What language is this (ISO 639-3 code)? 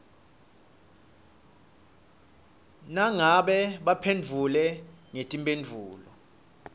ssw